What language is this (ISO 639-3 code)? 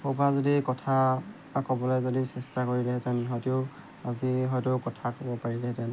asm